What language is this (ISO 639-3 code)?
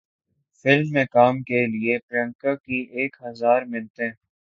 urd